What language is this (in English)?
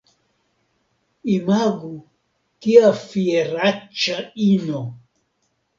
Esperanto